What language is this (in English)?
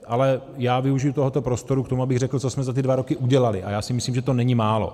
Czech